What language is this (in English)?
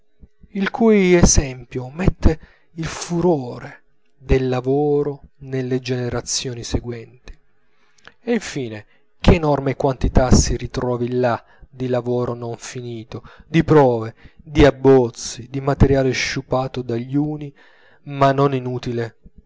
Italian